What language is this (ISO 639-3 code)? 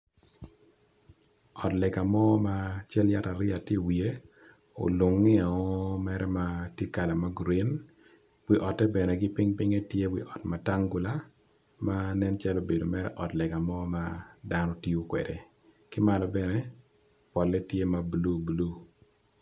ach